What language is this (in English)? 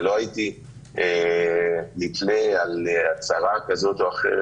Hebrew